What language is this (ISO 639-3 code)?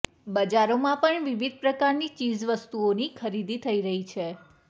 guj